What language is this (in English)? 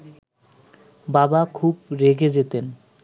Bangla